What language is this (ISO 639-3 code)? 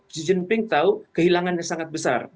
ind